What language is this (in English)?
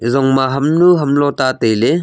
Wancho Naga